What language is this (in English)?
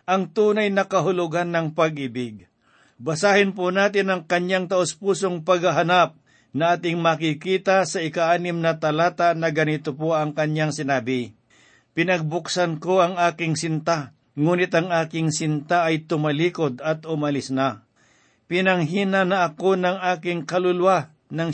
Filipino